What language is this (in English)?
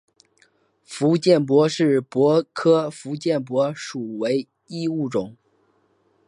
Chinese